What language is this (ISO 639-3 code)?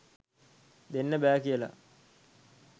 sin